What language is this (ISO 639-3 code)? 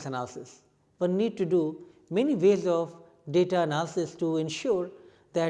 eng